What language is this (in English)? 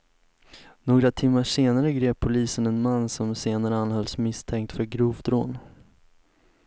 Swedish